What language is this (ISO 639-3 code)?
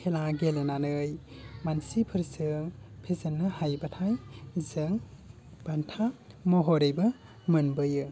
brx